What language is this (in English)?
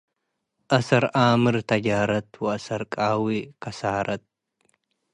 Tigre